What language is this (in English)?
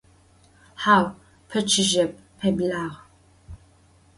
Adyghe